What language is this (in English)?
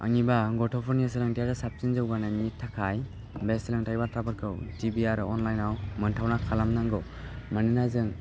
Bodo